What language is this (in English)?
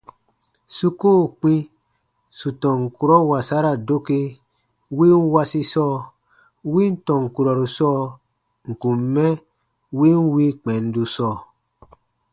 Baatonum